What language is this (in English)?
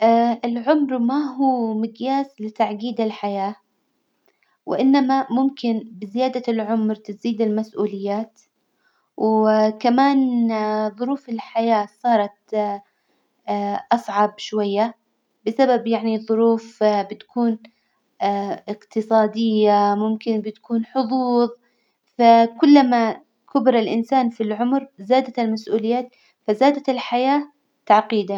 Hijazi Arabic